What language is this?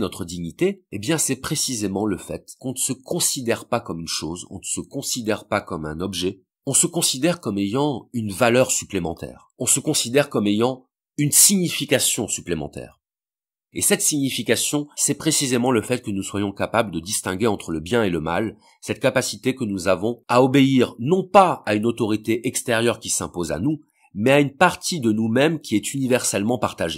French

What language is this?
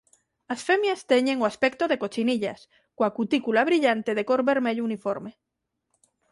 Galician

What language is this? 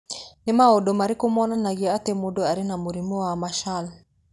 Kikuyu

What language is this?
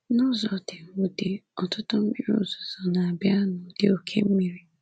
Igbo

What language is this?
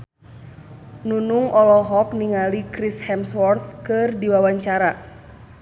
Sundanese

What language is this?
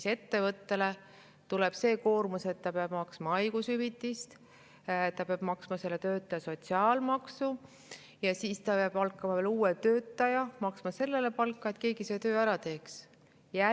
Estonian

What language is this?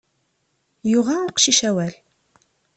Kabyle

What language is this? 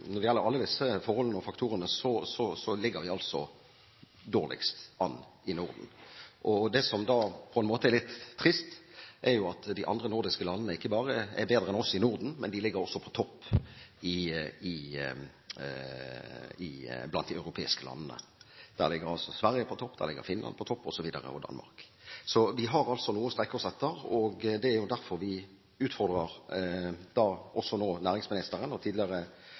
Norwegian Bokmål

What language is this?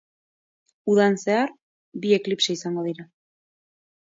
Basque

